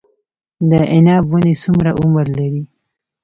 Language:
Pashto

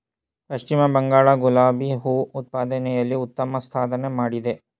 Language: Kannada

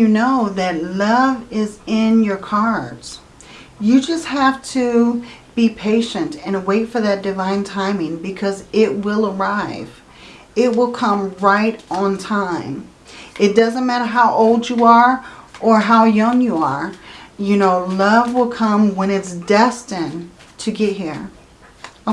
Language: English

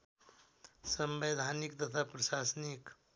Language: Nepali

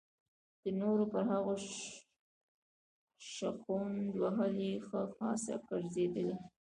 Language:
Pashto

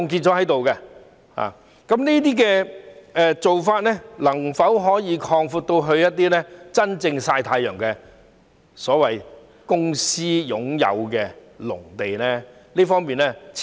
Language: Cantonese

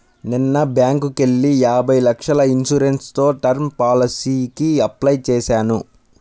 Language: Telugu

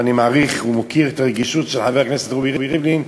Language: Hebrew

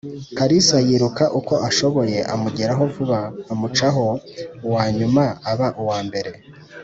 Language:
Kinyarwanda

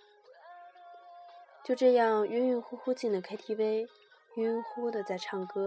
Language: Chinese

